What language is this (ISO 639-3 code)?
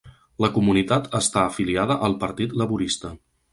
cat